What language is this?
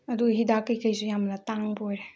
Manipuri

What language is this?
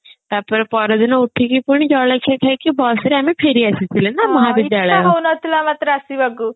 Odia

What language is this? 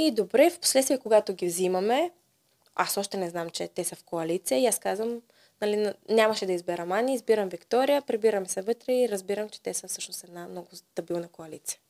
Bulgarian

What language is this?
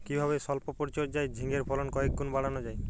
Bangla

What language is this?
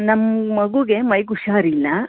Kannada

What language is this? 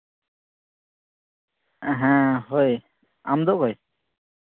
Santali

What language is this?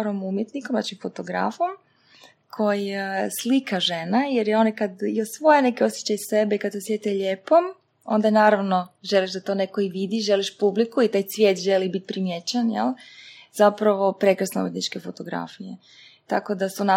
Croatian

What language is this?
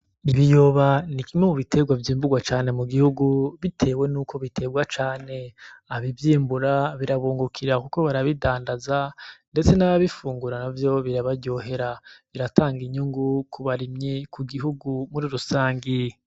Rundi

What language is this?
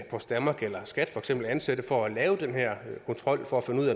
Danish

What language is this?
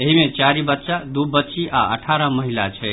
Maithili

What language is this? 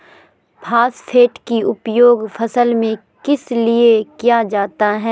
Magahi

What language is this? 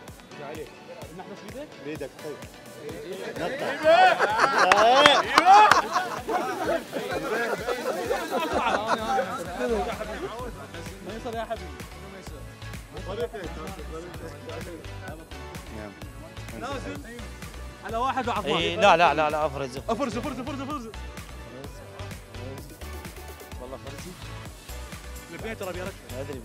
Arabic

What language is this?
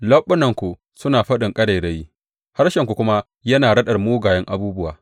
Hausa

